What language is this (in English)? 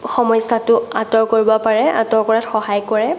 Assamese